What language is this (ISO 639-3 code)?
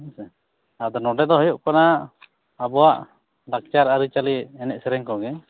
sat